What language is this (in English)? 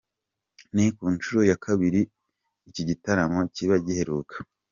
Kinyarwanda